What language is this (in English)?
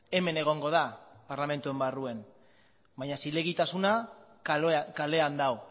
Basque